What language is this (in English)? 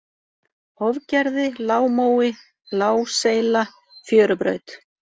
Icelandic